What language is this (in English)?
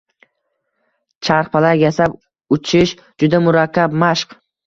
Uzbek